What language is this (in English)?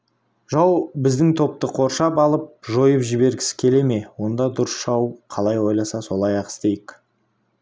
Kazakh